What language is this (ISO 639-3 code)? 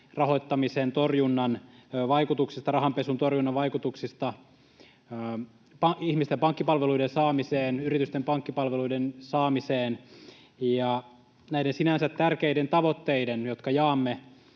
fin